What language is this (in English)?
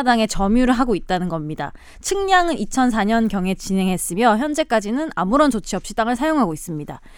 Korean